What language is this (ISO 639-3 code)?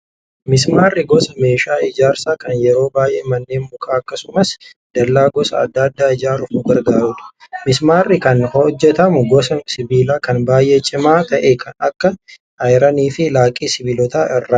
orm